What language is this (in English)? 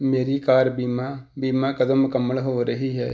Punjabi